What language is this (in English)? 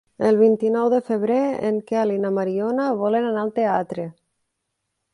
Catalan